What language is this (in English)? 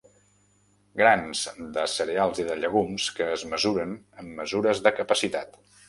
Catalan